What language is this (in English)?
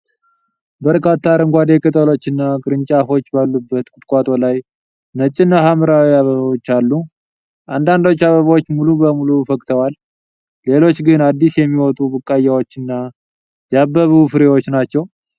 Amharic